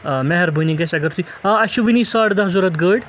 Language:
Kashmiri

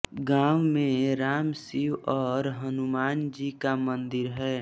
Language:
Hindi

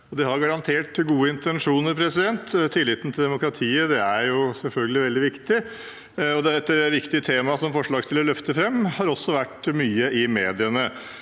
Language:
Norwegian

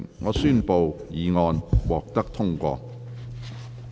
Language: Cantonese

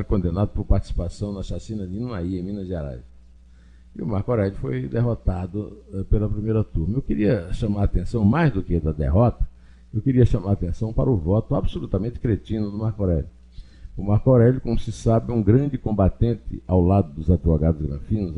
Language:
Portuguese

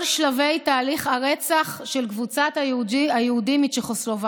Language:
Hebrew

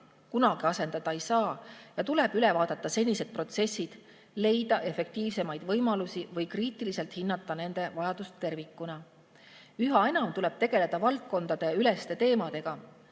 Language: Estonian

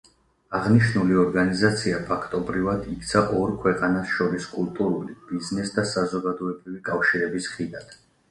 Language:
Georgian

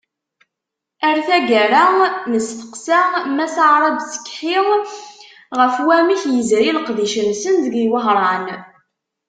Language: Kabyle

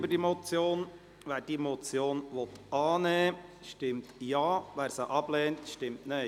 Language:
Swiss German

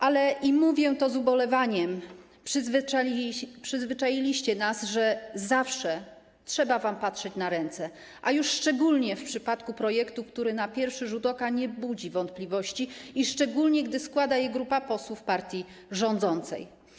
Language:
Polish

